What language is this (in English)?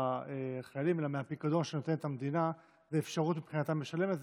Hebrew